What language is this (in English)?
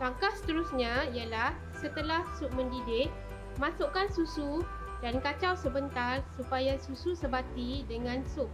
Malay